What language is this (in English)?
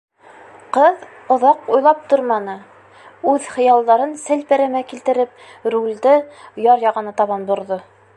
Bashkir